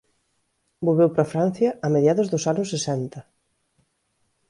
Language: Galician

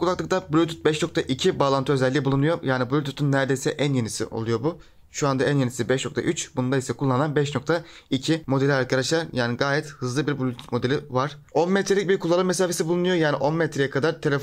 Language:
Turkish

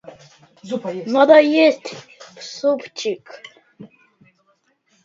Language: Russian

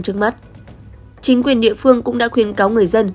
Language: Vietnamese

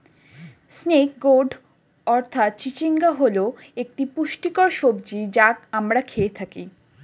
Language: Bangla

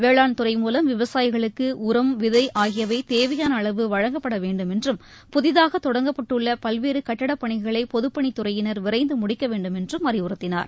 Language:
Tamil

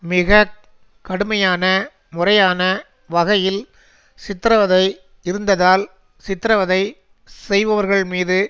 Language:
Tamil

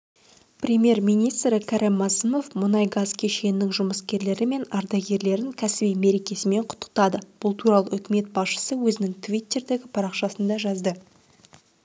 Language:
Kazakh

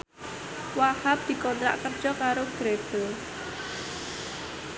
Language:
Javanese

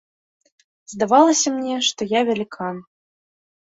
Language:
Belarusian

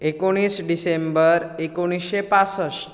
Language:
Konkani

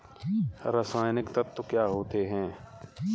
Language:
Hindi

